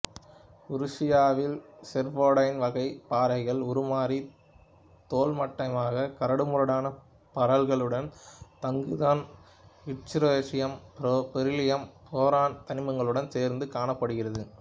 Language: Tamil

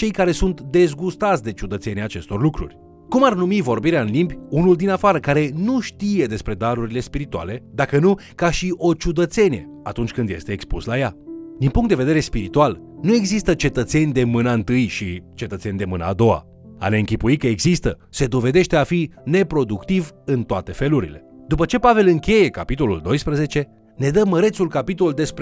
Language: Romanian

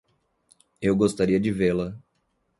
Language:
Portuguese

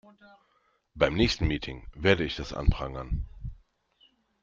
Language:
German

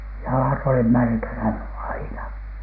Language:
Finnish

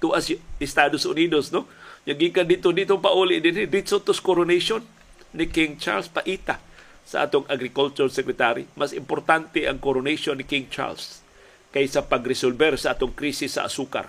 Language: Filipino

